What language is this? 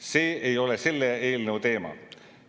Estonian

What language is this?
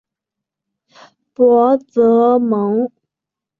Chinese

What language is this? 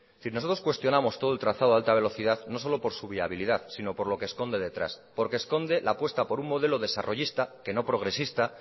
Spanish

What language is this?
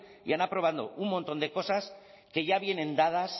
Spanish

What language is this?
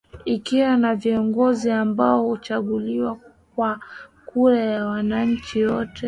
Swahili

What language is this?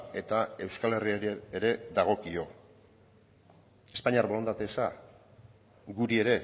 Basque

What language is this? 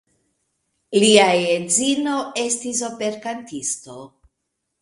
Esperanto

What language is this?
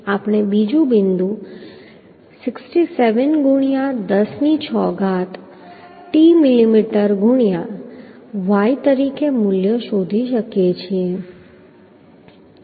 Gujarati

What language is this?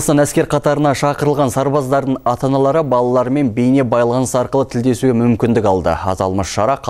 Russian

